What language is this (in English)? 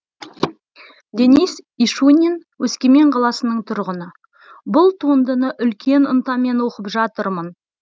Kazakh